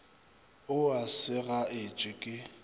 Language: Northern Sotho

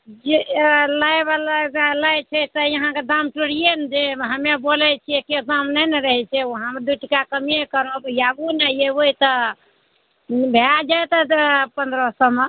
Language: Maithili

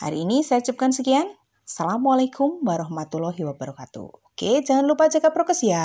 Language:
Indonesian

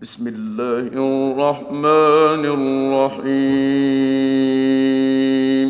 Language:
Arabic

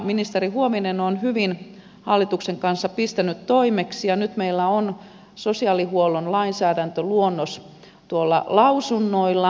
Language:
Finnish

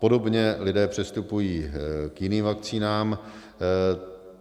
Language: Czech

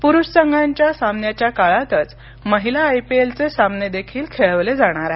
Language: Marathi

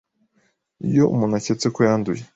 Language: Kinyarwanda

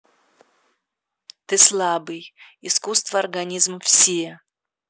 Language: Russian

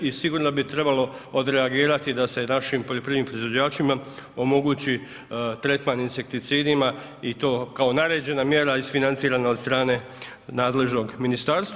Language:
Croatian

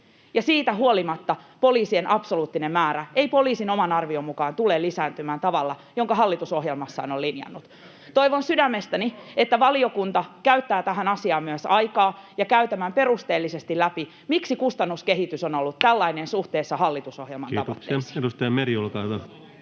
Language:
Finnish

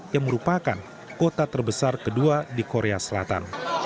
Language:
Indonesian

